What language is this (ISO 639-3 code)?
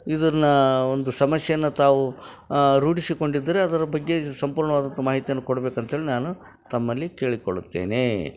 kan